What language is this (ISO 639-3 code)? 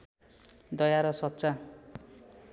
nep